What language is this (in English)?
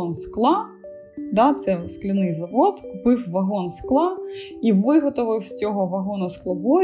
Ukrainian